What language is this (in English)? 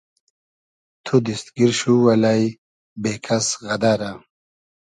Hazaragi